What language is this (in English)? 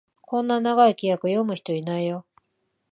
Japanese